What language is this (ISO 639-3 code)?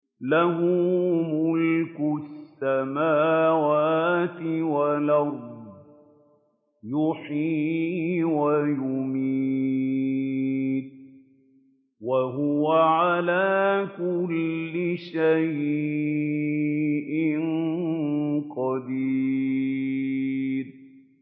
ara